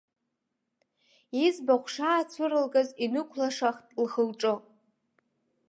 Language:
Abkhazian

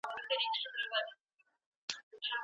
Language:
Pashto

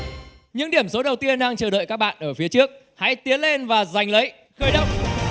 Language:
Vietnamese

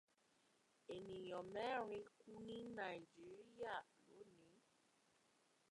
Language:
Yoruba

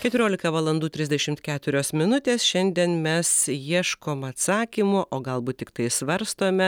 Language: Lithuanian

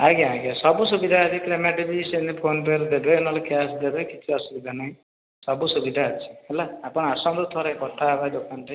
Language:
Odia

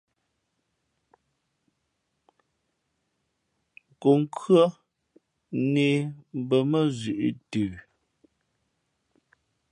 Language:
Fe'fe'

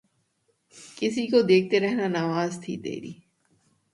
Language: Urdu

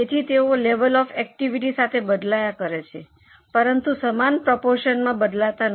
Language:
Gujarati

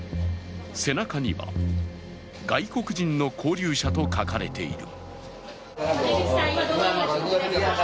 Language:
Japanese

